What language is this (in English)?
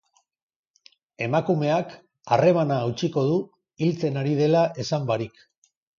Basque